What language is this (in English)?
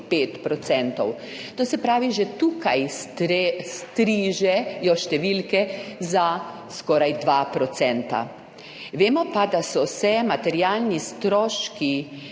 Slovenian